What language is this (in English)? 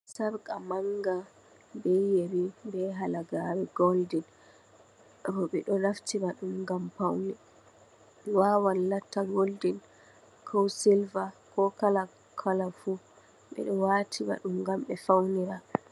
Fula